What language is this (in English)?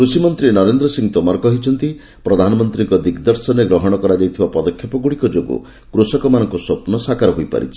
Odia